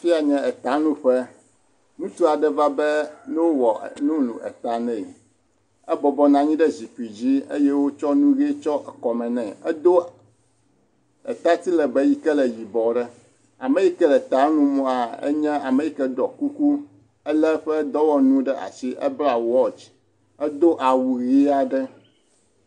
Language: Ewe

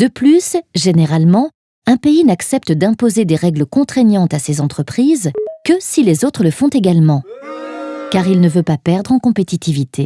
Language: French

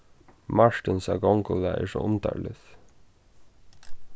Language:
Faroese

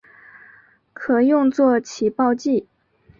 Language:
Chinese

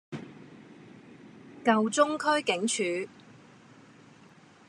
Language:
Cantonese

